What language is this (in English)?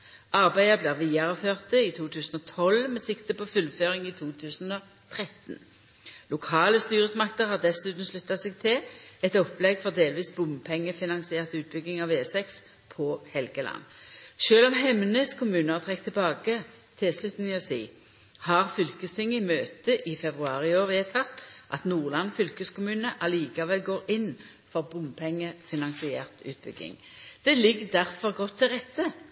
Norwegian Nynorsk